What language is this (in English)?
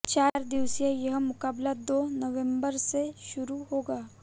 Hindi